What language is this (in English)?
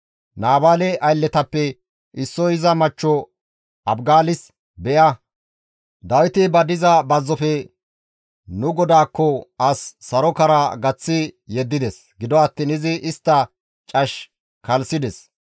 Gamo